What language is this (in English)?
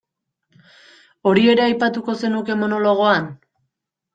Basque